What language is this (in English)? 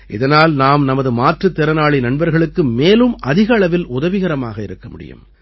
Tamil